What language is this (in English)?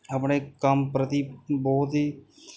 Punjabi